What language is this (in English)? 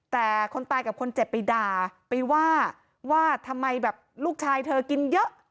Thai